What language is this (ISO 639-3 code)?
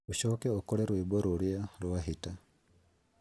kik